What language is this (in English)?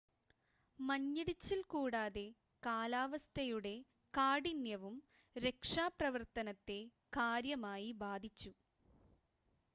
Malayalam